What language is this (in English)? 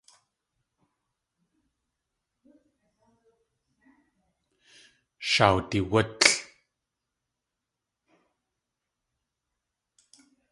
Tlingit